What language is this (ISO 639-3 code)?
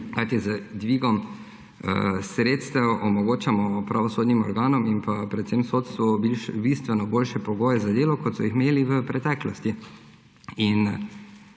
slv